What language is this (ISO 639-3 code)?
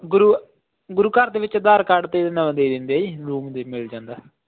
pan